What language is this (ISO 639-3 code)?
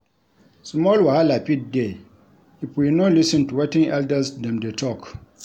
pcm